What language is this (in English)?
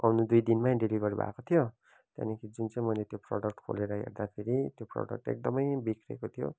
Nepali